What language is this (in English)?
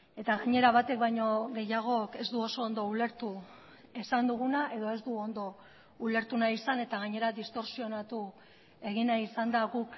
Basque